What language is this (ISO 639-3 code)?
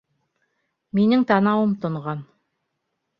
bak